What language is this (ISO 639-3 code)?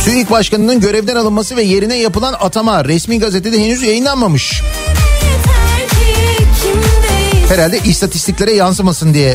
tur